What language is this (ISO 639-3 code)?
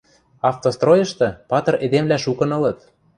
mrj